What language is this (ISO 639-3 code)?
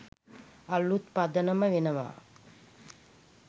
sin